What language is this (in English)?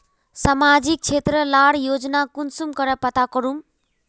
Magahi